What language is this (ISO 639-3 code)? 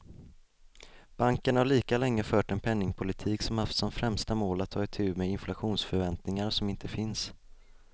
swe